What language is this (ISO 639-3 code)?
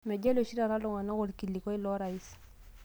mas